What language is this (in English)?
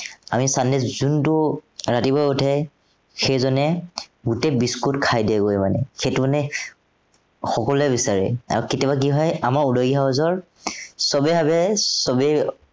Assamese